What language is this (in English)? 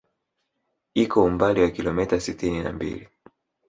Swahili